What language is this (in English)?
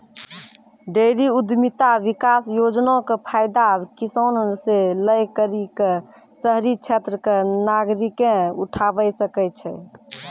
Maithili